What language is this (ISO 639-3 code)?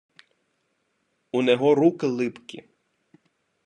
ukr